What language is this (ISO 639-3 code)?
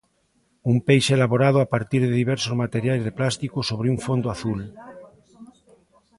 glg